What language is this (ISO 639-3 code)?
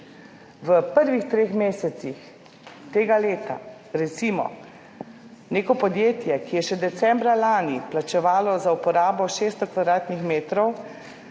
slv